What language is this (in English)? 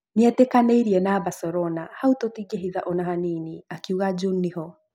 Kikuyu